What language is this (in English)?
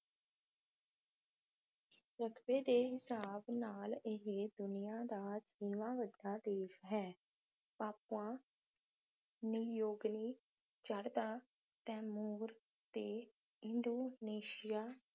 Punjabi